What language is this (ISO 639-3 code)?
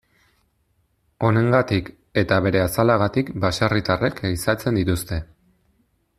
eus